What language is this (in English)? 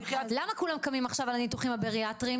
Hebrew